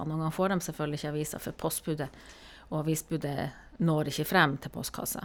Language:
Norwegian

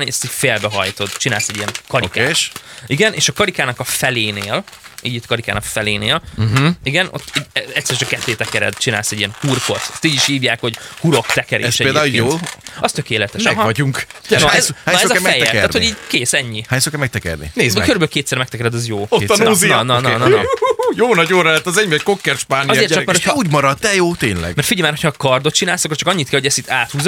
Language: Hungarian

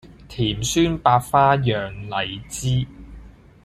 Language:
Cantonese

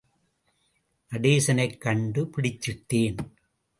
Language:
Tamil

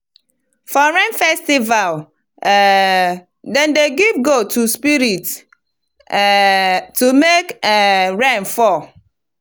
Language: Nigerian Pidgin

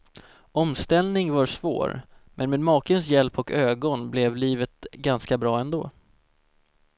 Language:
Swedish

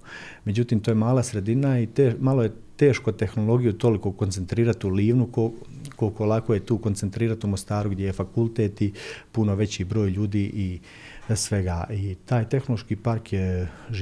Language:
Croatian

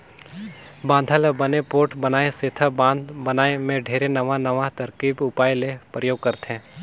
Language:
Chhattisgarhi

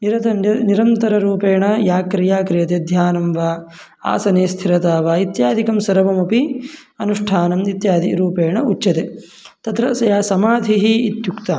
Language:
Sanskrit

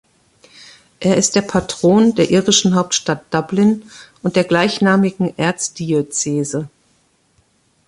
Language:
German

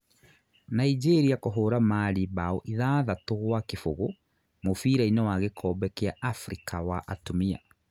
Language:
Kikuyu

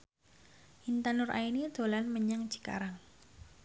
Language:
Javanese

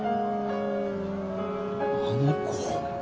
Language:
Japanese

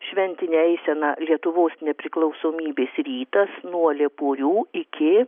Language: Lithuanian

